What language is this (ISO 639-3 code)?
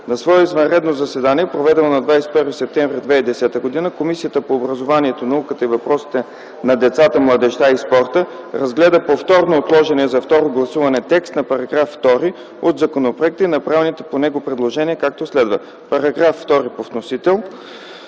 bul